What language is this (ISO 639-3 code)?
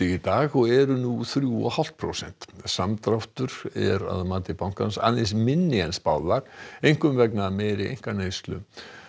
isl